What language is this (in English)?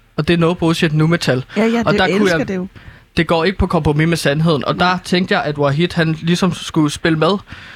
Danish